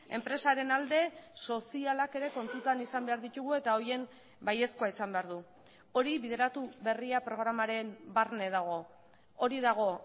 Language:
Basque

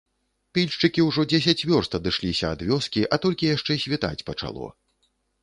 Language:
Belarusian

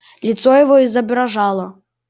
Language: Russian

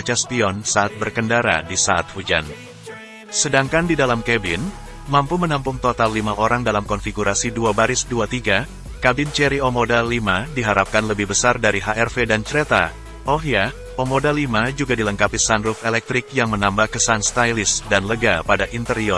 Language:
Indonesian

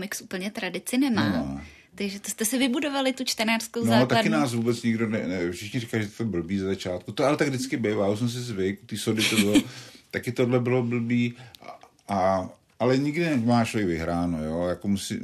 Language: Czech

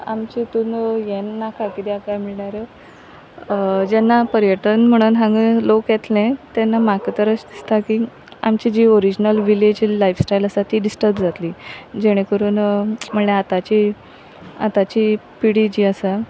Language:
Konkani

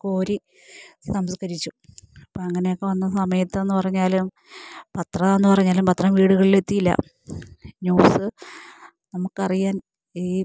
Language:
Malayalam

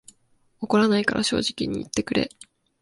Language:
Japanese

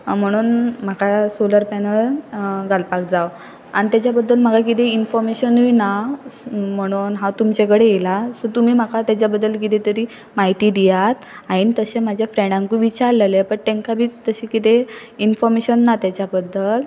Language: Konkani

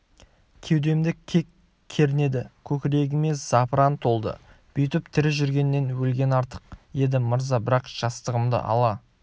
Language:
Kazakh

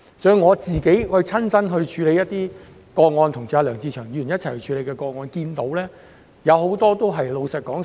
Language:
Cantonese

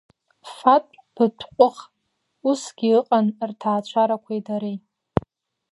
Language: Abkhazian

